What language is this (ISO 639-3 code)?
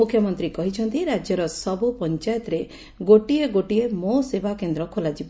ori